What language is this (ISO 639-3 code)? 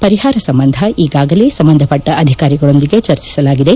kan